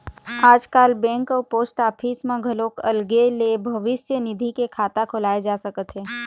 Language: Chhattisgarhi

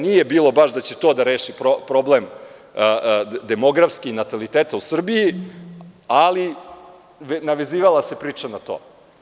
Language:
Serbian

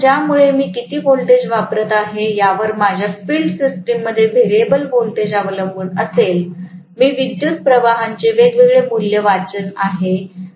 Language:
Marathi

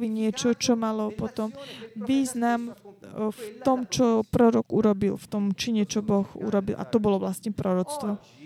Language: Slovak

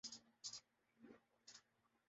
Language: Urdu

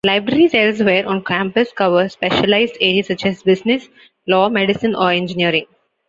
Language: English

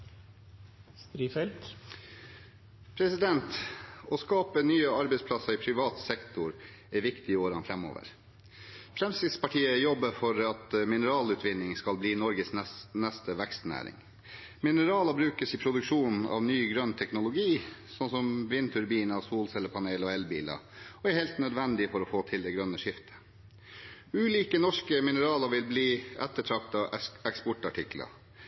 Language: Norwegian Bokmål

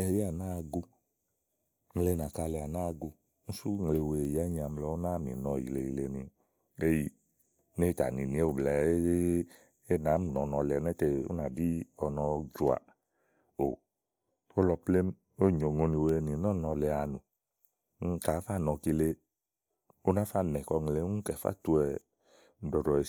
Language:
Igo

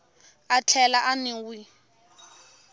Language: Tsonga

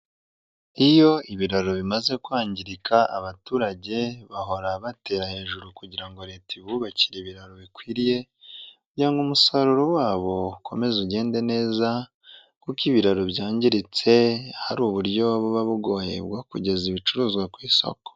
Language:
Kinyarwanda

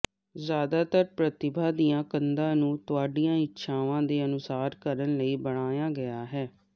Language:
Punjabi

